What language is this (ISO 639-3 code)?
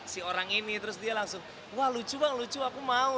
ind